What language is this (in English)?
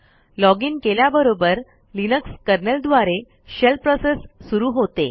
Marathi